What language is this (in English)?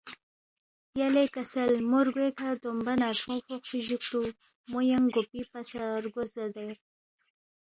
Balti